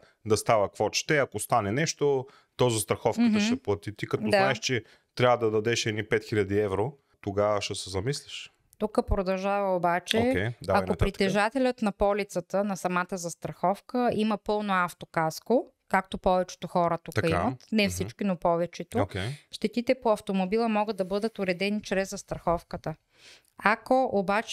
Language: Bulgarian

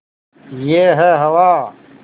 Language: Hindi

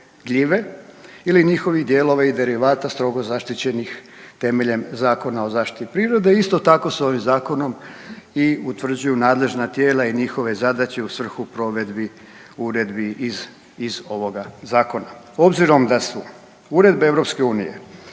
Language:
Croatian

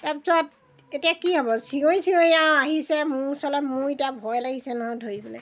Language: Assamese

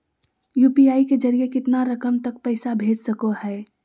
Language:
Magahi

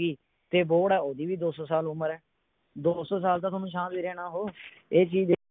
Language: Punjabi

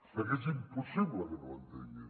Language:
Catalan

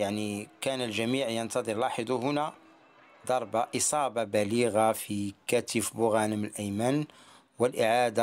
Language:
Arabic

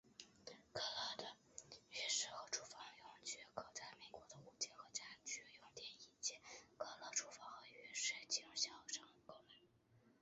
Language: Chinese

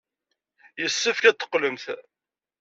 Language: Kabyle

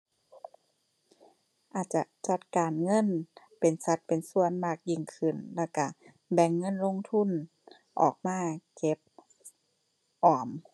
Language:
Thai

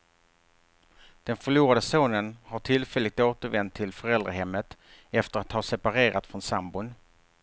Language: Swedish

